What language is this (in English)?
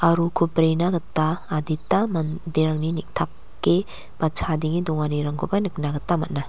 Garo